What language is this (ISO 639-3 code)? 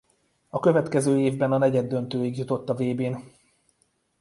hun